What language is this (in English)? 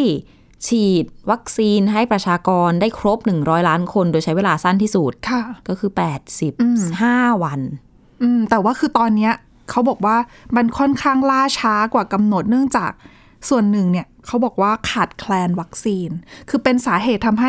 Thai